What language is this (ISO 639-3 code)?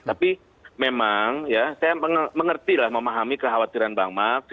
ind